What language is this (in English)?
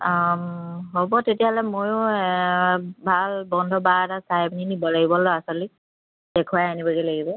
Assamese